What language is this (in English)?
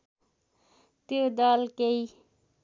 Nepali